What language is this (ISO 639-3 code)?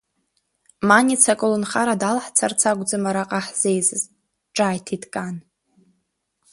abk